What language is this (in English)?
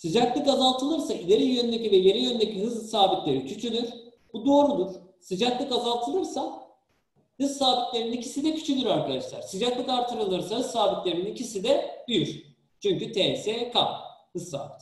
Turkish